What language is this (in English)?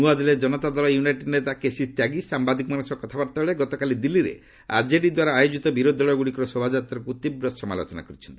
Odia